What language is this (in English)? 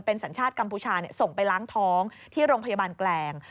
Thai